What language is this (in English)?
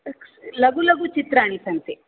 Sanskrit